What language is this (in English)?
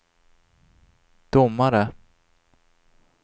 Swedish